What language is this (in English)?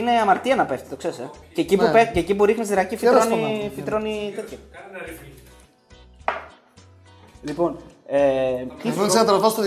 Greek